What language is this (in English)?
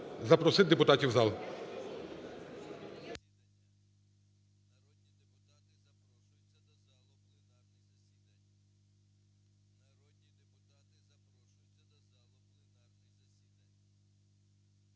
Ukrainian